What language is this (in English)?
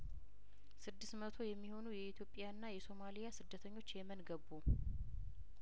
Amharic